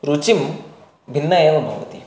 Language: Sanskrit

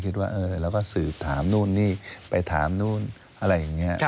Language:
Thai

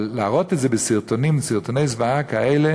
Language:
Hebrew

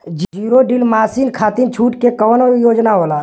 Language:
Bhojpuri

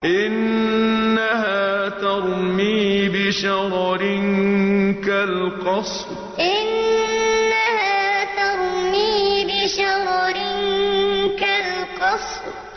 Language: Arabic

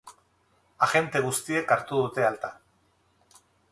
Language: Basque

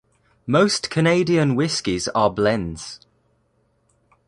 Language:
English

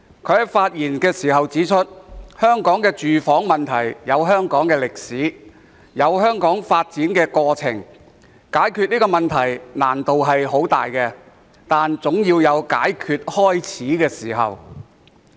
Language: Cantonese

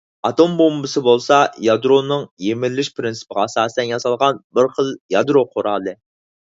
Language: Uyghur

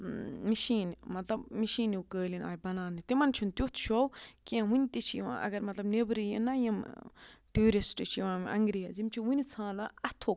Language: Kashmiri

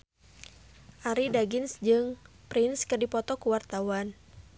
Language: Sundanese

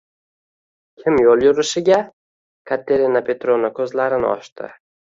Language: Uzbek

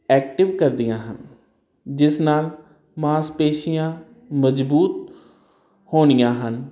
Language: Punjabi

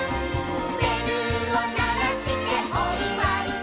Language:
Japanese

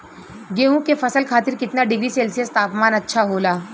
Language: Bhojpuri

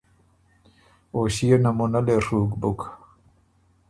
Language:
Ormuri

